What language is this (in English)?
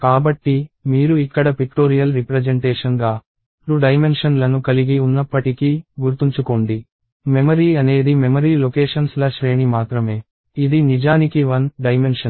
Telugu